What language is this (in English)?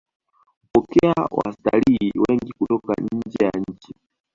Swahili